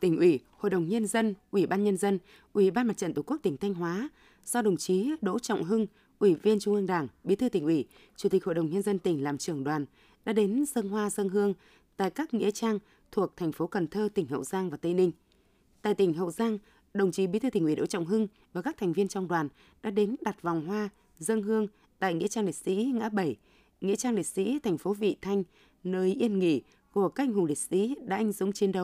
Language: Vietnamese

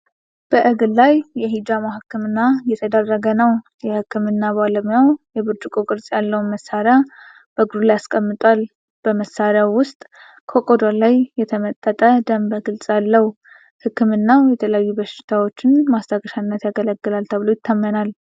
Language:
Amharic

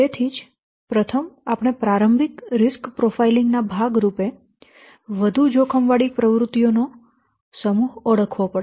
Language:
Gujarati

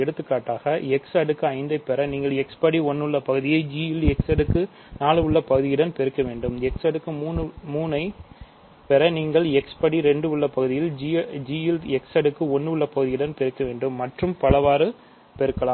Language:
Tamil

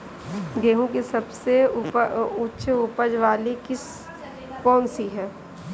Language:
Hindi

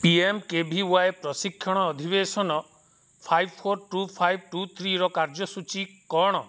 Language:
Odia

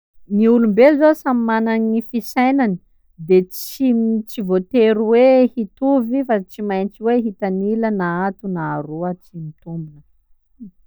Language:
Sakalava Malagasy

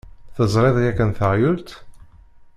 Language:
Kabyle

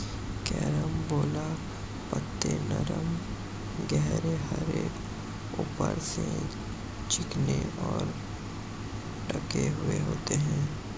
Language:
Hindi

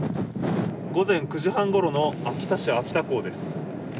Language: Japanese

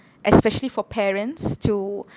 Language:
English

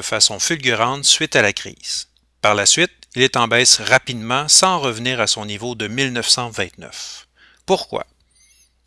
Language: French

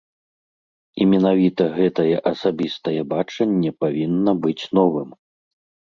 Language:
Belarusian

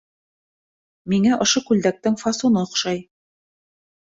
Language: Bashkir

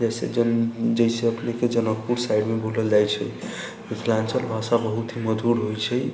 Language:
Maithili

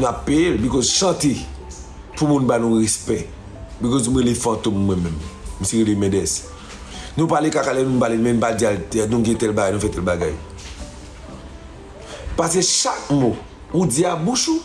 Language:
French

